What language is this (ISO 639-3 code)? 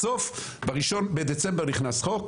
heb